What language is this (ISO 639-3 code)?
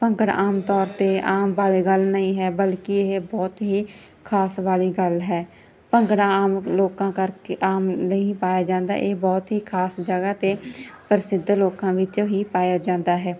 pan